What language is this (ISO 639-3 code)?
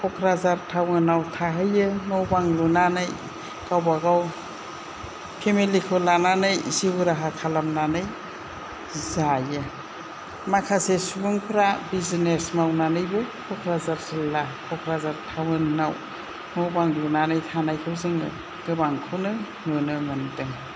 brx